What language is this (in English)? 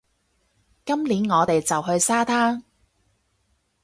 Cantonese